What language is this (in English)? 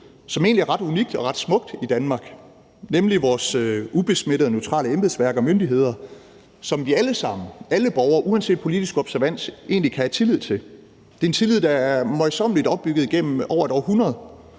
Danish